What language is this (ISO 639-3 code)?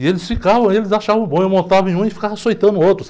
por